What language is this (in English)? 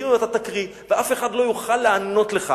Hebrew